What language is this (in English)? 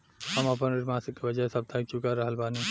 Bhojpuri